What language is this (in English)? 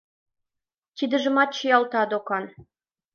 Mari